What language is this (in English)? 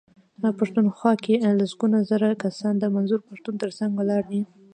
Pashto